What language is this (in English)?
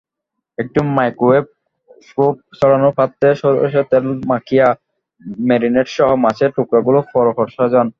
Bangla